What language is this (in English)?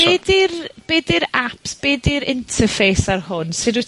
Welsh